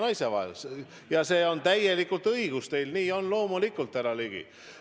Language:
Estonian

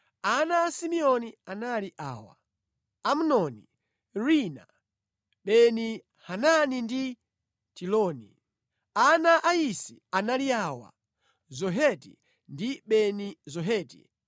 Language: Nyanja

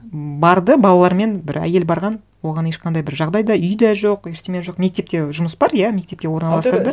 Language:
Kazakh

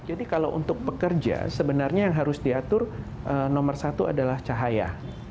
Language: Indonesian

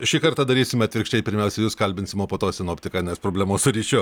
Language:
Lithuanian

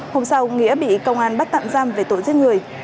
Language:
Vietnamese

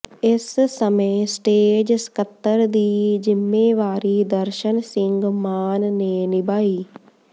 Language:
Punjabi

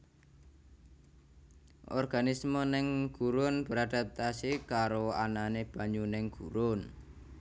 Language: Javanese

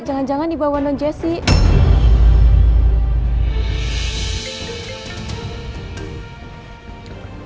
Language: Indonesian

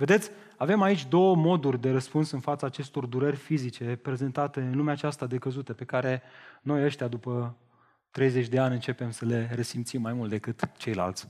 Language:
Romanian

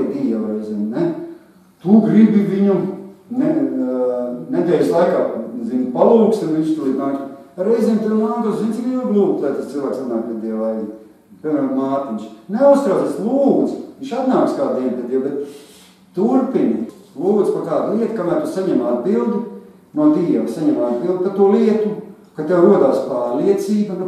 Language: Latvian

